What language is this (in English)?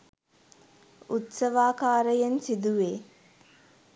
Sinhala